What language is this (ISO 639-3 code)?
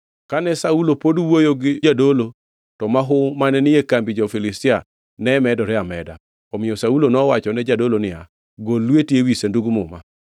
luo